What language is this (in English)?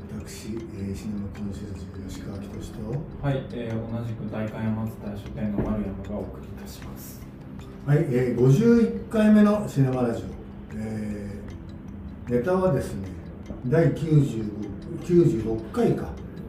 Japanese